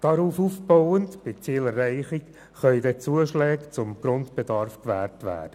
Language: Swiss German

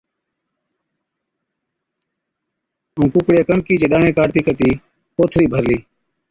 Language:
Od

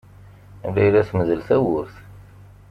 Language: Kabyle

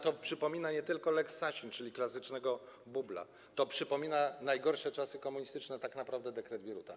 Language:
Polish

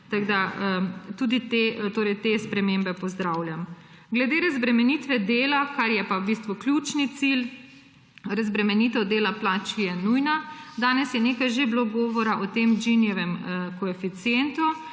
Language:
Slovenian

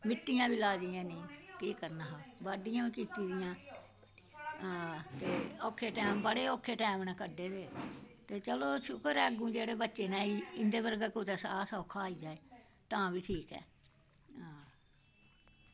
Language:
Dogri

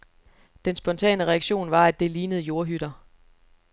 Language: Danish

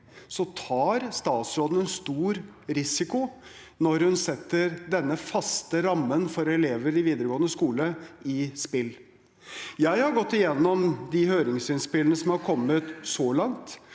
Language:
Norwegian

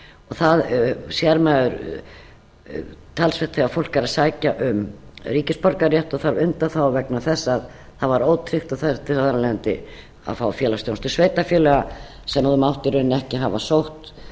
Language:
Icelandic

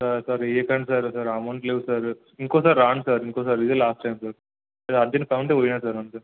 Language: Telugu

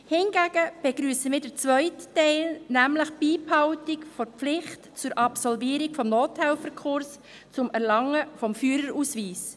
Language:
Swiss German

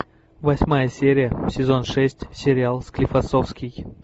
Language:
Russian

